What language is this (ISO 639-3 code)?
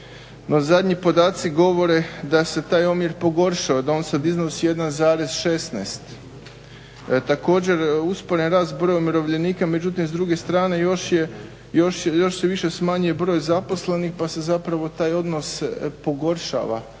hrv